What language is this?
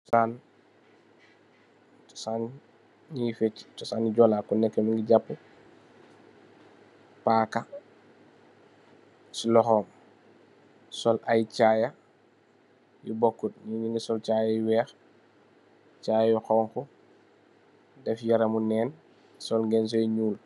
Wolof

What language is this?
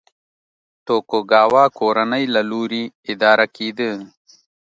Pashto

